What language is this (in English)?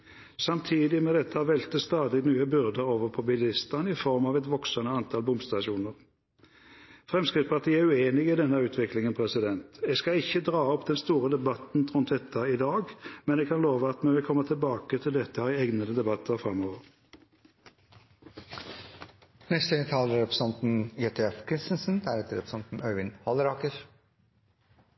Norwegian